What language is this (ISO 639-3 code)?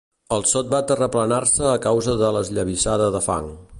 cat